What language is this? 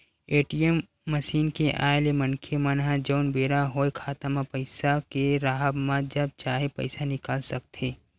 Chhattisgarhi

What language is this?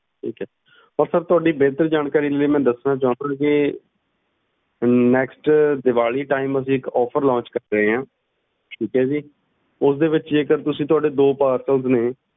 Punjabi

